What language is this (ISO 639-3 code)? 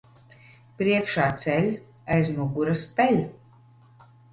lav